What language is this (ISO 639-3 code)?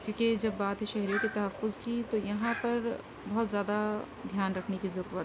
urd